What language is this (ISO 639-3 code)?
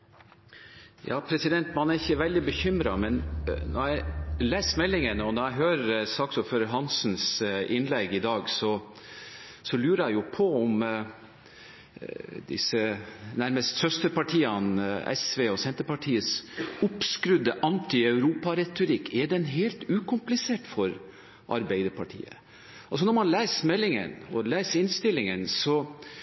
nob